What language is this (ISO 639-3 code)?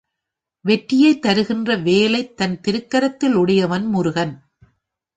tam